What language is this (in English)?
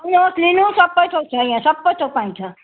Nepali